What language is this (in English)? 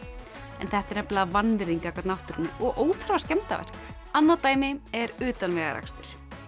Icelandic